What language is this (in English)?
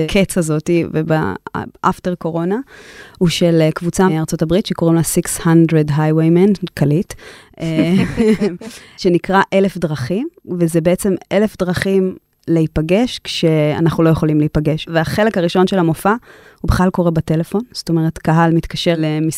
Hebrew